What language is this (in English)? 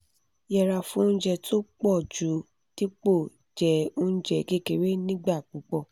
Yoruba